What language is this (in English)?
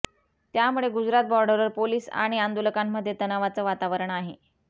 Marathi